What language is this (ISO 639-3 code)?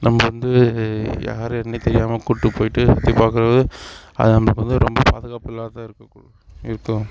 tam